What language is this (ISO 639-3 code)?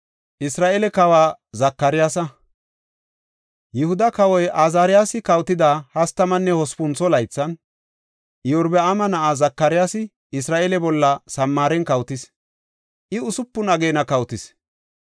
gof